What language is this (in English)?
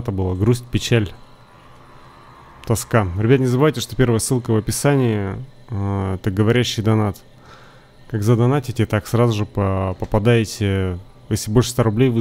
Russian